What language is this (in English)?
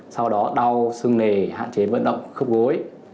Vietnamese